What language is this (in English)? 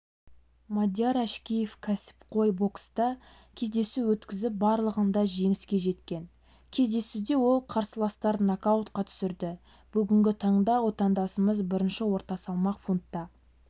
Kazakh